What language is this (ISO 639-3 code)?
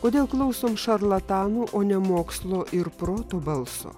lit